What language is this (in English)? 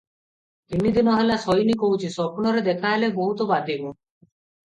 Odia